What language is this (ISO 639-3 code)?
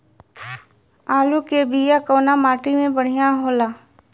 bho